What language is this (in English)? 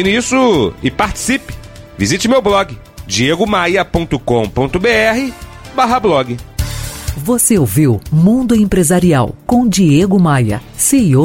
Portuguese